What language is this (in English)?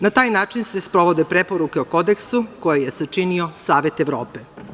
Serbian